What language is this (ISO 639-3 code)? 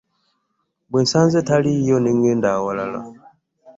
lug